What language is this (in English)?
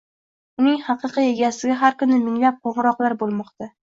Uzbek